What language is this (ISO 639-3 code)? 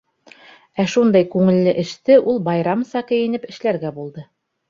bak